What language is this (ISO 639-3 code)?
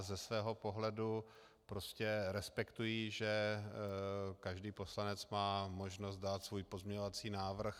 ces